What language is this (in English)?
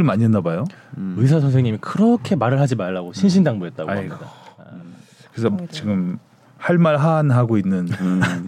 Korean